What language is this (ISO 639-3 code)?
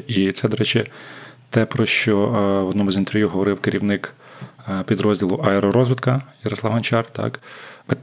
ukr